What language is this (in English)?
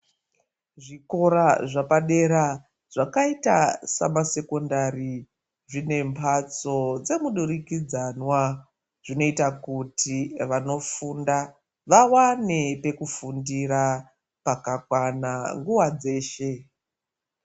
Ndau